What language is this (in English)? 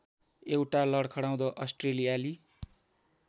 Nepali